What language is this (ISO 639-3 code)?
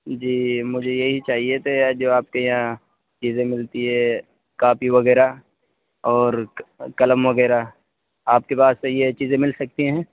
urd